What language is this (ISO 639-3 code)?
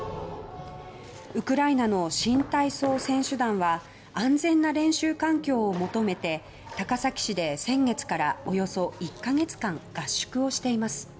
jpn